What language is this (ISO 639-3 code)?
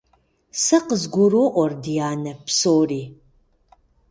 kbd